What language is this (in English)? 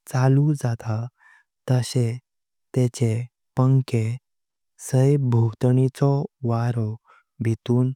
Konkani